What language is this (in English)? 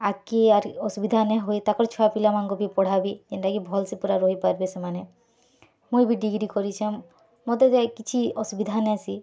Odia